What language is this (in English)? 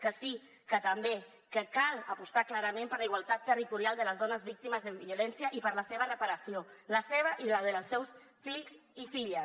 Catalan